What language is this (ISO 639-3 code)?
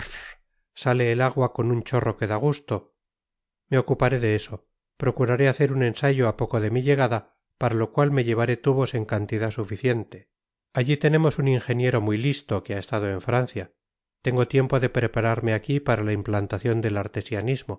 spa